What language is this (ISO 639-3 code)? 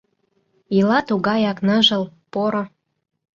chm